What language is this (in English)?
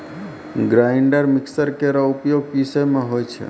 Maithili